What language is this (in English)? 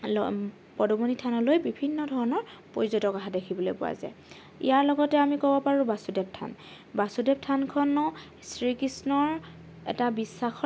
Assamese